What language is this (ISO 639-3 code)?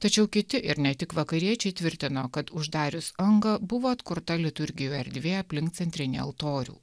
lit